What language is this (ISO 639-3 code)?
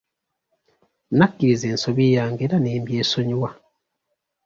lug